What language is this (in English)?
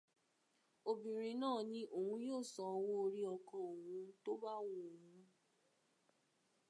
Yoruba